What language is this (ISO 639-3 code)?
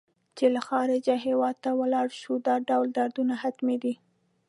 pus